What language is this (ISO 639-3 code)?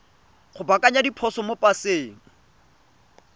tsn